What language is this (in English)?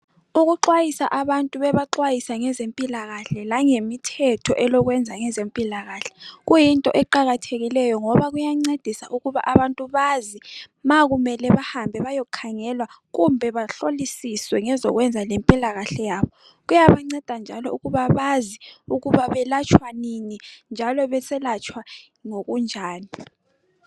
North Ndebele